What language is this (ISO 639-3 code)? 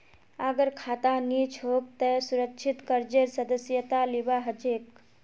mag